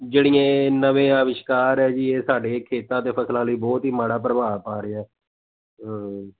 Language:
Punjabi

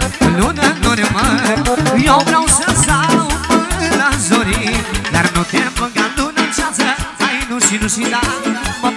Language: Romanian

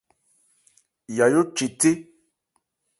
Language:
Ebrié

